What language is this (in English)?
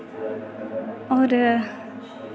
Dogri